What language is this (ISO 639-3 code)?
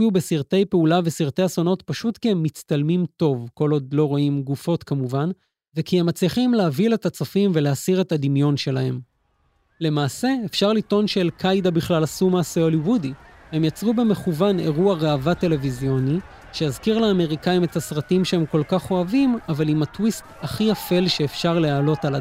heb